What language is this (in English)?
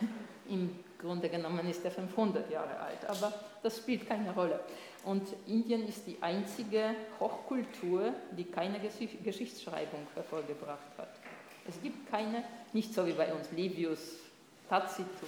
German